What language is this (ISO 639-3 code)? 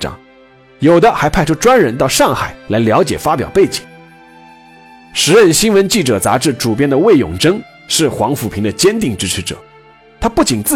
zho